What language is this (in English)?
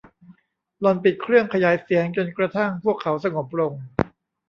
Thai